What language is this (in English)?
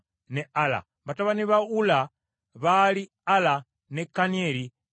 Ganda